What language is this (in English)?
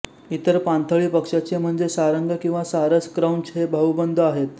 Marathi